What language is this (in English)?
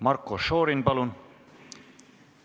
Estonian